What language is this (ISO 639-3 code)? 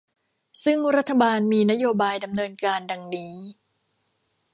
tha